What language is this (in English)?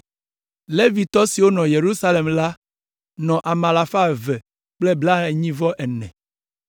Ewe